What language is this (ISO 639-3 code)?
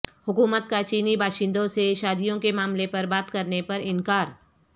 urd